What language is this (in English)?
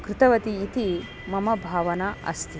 Sanskrit